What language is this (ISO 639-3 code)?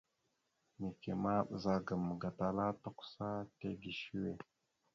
mxu